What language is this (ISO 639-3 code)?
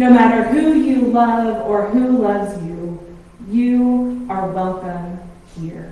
eng